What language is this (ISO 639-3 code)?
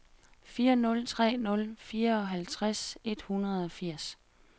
dan